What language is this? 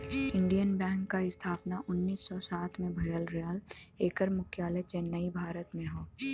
Bhojpuri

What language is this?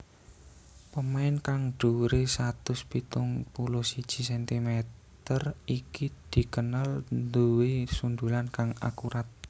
Javanese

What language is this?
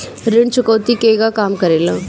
Bhojpuri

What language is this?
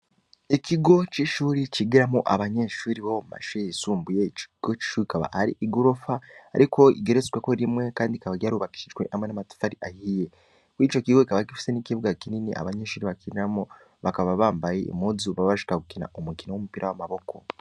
Rundi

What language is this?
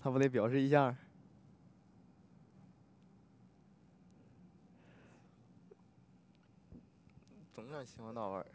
Chinese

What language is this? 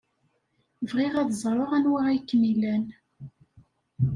Kabyle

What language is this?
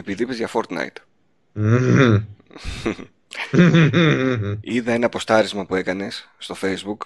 Greek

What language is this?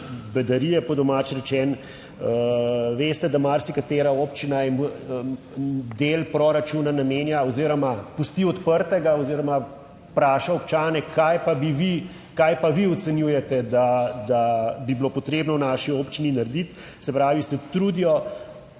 Slovenian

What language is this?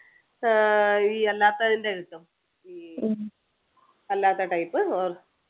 Malayalam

